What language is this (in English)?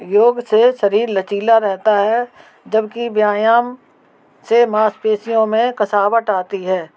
Hindi